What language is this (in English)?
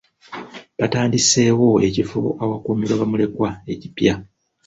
Ganda